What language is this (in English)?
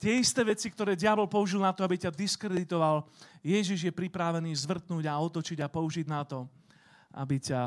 Slovak